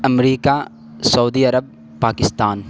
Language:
Urdu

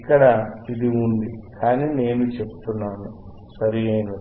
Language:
Telugu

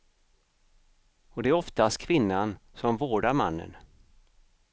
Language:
Swedish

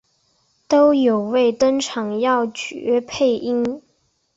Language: Chinese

